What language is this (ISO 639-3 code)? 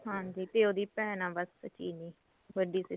pan